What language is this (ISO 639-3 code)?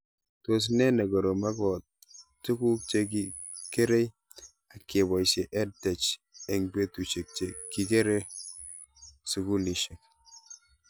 kln